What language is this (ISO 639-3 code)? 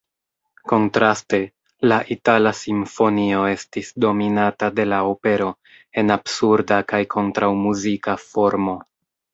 epo